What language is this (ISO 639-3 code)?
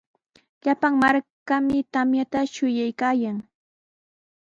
qws